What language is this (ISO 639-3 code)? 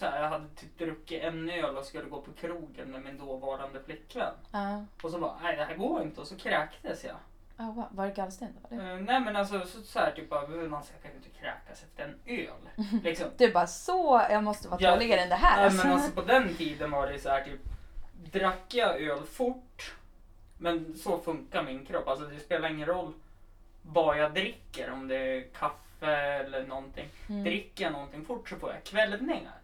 swe